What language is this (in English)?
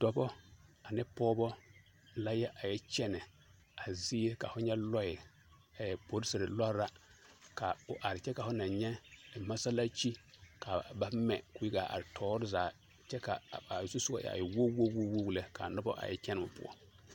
Southern Dagaare